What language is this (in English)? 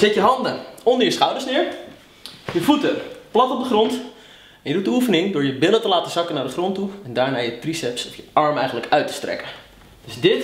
Dutch